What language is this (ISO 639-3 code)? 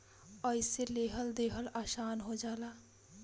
bho